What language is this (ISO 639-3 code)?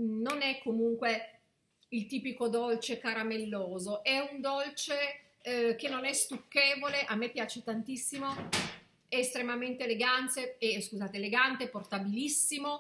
ita